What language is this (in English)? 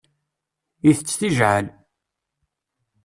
Kabyle